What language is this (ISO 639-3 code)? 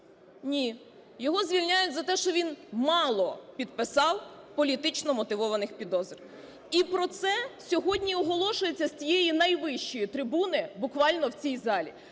ukr